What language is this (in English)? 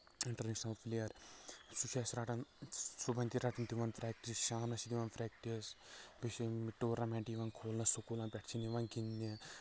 Kashmiri